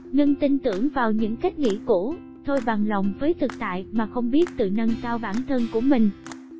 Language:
Vietnamese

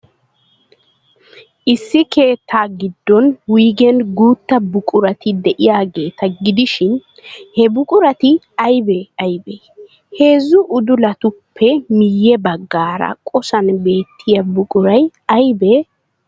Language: Wolaytta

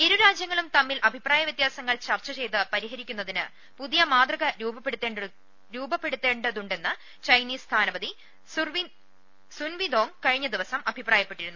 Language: Malayalam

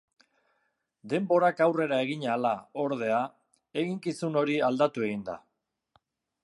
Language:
Basque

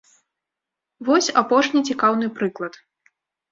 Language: Belarusian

